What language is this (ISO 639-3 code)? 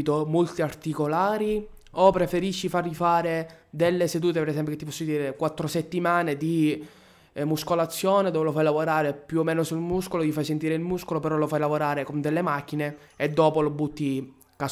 ita